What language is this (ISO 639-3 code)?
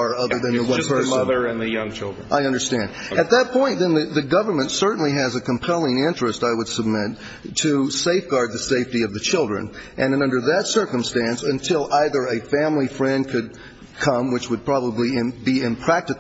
eng